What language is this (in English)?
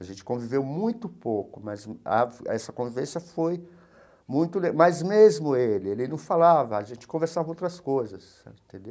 Portuguese